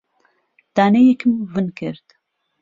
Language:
Central Kurdish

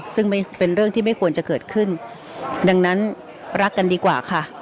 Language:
Thai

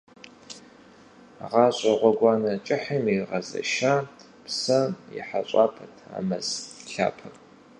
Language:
Kabardian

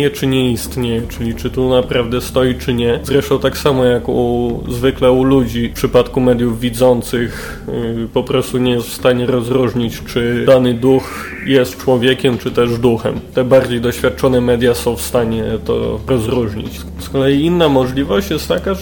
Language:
Polish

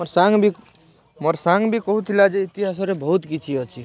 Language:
Odia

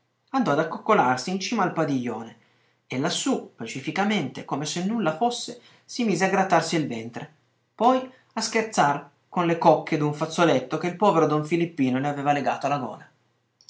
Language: Italian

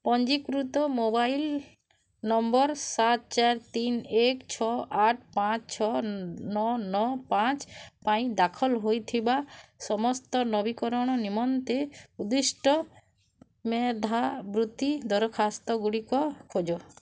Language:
Odia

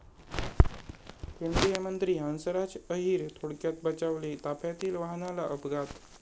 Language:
Marathi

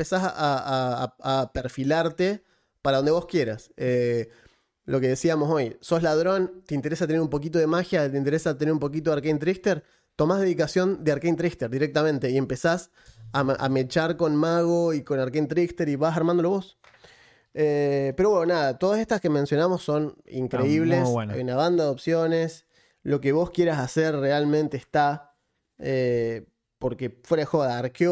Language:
Spanish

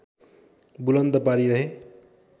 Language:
Nepali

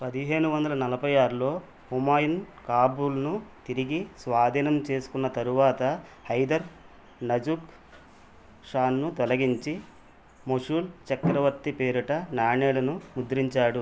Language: Telugu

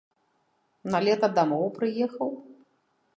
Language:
Belarusian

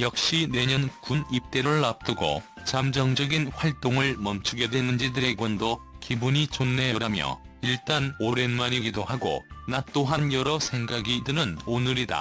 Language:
Korean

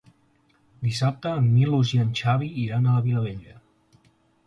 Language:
Catalan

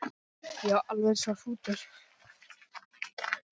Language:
Icelandic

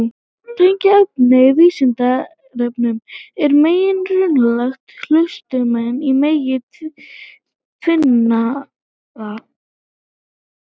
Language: Icelandic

